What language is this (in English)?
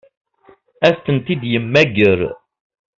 Kabyle